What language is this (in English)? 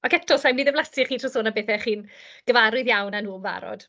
Welsh